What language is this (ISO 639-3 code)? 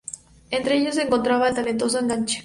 spa